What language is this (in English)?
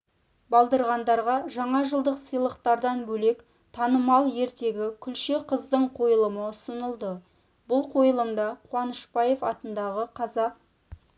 Kazakh